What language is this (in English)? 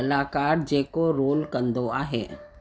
Sindhi